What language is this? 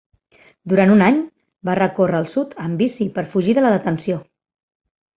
Catalan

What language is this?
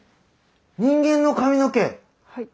Japanese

